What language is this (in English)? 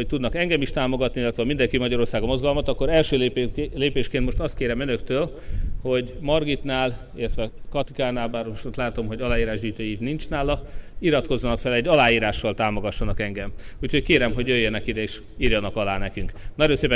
Hungarian